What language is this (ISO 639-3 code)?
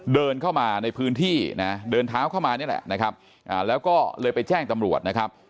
tha